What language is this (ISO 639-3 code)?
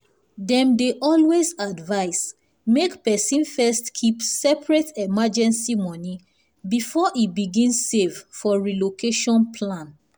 pcm